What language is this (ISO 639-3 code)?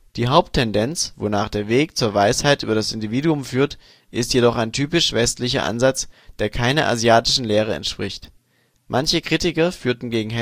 deu